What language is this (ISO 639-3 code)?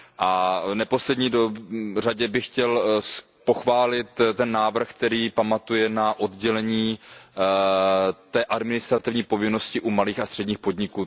ces